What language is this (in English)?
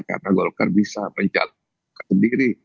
Indonesian